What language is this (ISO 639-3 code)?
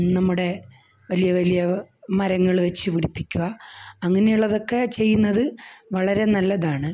mal